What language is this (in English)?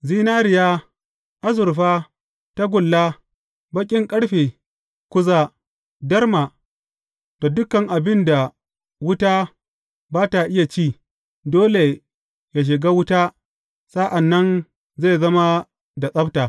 Hausa